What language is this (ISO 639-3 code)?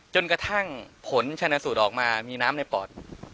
tha